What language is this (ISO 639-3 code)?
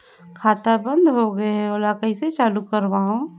hne